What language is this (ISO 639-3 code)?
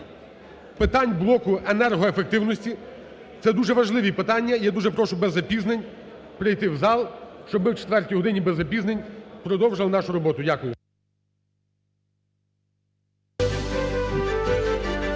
ukr